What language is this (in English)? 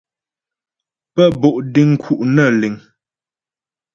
Ghomala